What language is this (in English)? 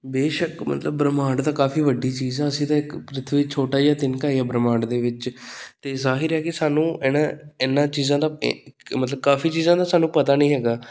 Punjabi